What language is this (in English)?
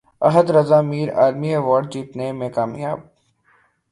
Urdu